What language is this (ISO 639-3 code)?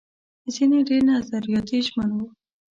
pus